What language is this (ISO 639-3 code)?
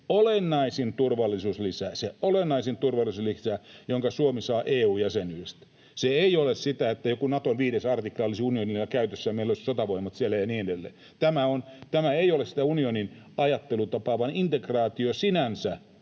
fin